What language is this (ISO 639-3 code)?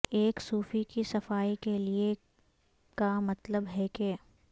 urd